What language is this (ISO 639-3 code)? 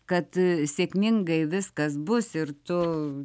lit